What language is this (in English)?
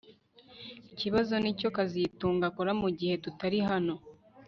Kinyarwanda